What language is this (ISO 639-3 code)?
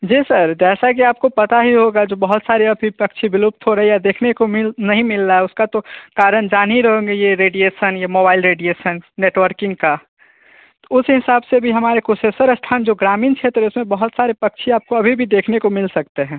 hin